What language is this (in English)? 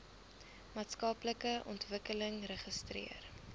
Afrikaans